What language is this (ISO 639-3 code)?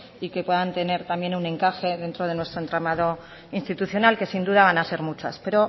spa